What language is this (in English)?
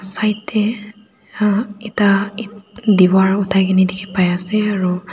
Naga Pidgin